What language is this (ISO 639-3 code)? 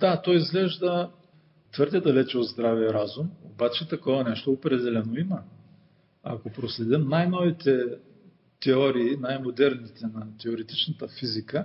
bul